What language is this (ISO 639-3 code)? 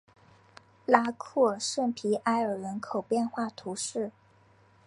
zho